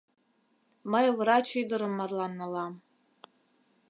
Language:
Mari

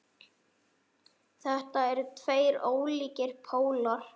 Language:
Icelandic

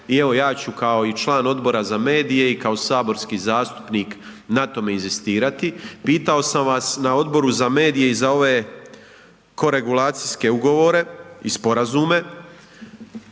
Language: Croatian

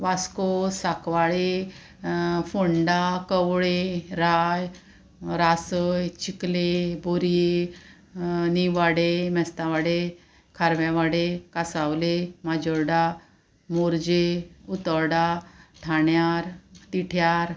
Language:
Konkani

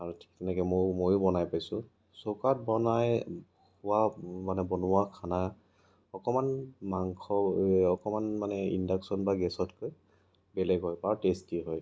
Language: Assamese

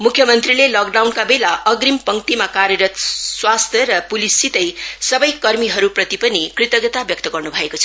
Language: Nepali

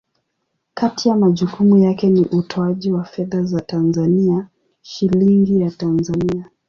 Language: Swahili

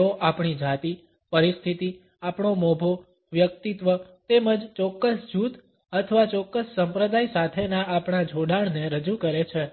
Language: Gujarati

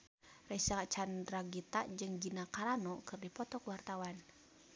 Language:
Sundanese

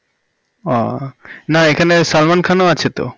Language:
Bangla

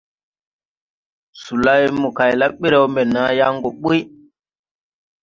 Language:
Tupuri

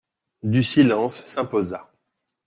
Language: French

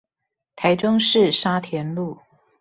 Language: Chinese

